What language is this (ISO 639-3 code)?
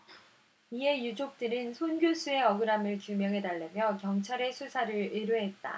kor